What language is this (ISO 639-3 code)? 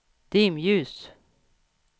swe